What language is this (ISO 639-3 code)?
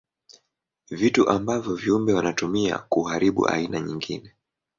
swa